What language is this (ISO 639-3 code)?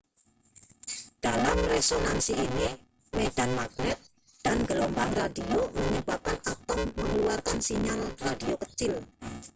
ind